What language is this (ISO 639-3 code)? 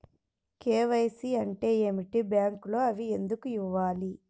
tel